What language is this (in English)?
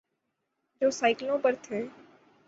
Urdu